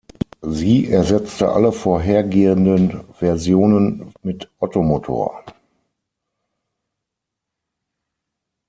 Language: German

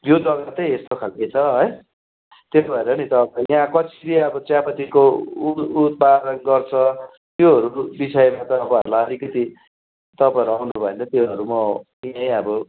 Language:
Nepali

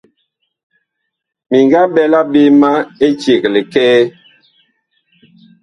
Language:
Bakoko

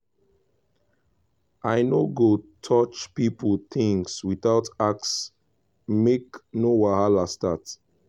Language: Nigerian Pidgin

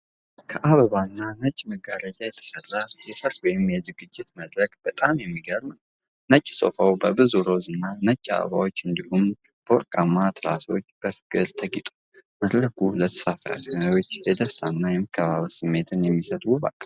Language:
Amharic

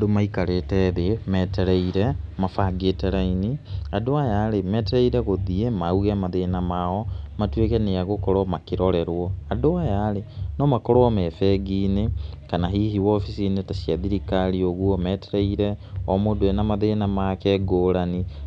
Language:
Kikuyu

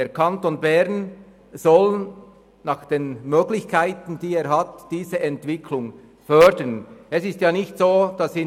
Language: Swiss German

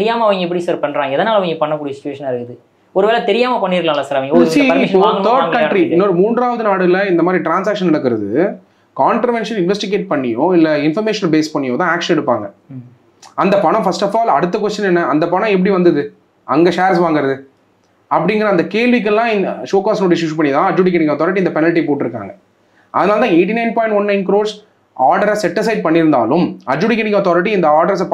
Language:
Tamil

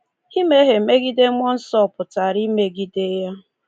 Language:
Igbo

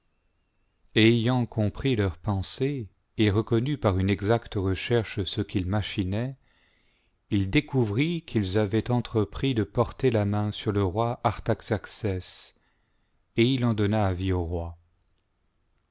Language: French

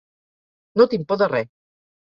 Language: Catalan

